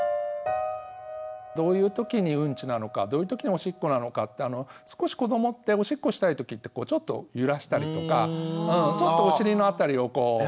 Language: Japanese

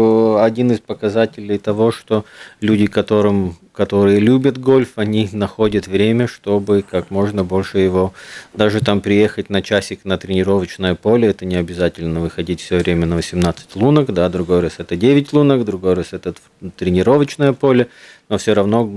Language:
Russian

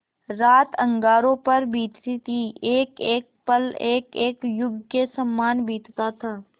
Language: Hindi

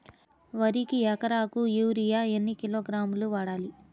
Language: Telugu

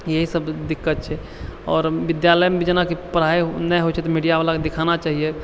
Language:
Maithili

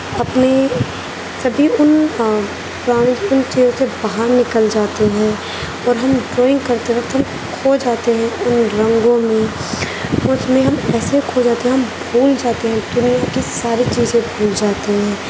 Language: Urdu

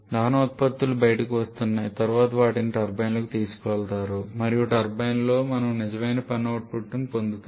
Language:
Telugu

